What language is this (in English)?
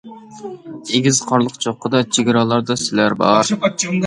Uyghur